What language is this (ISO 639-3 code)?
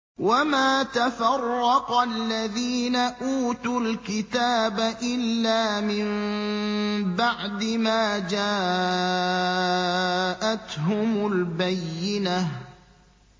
ara